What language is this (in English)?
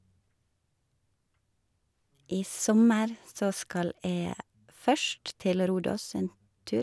Norwegian